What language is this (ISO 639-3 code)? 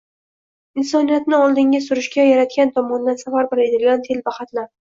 uzb